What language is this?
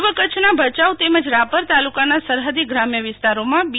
Gujarati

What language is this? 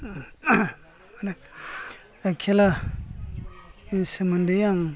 Bodo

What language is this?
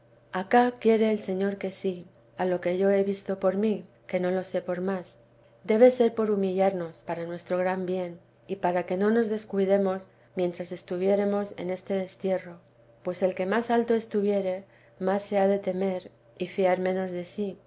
Spanish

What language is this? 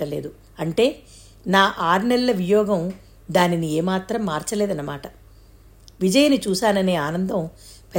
Telugu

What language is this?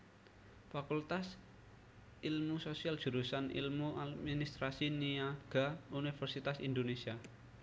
Javanese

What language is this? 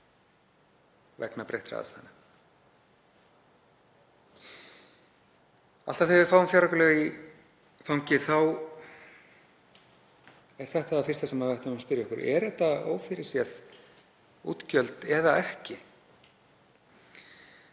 Icelandic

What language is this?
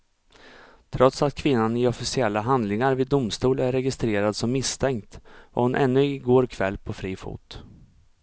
Swedish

